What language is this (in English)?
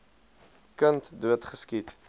Afrikaans